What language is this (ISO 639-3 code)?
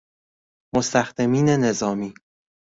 fas